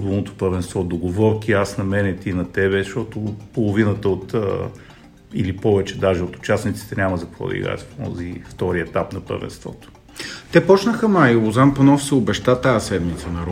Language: Bulgarian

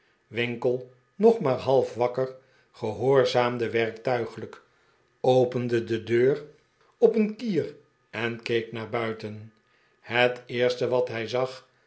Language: Dutch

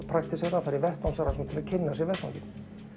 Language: Icelandic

